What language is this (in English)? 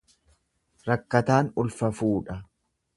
Oromo